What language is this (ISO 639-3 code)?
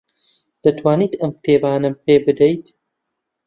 ckb